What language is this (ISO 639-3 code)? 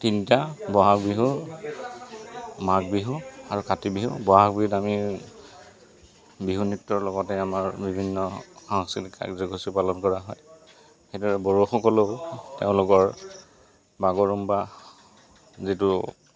asm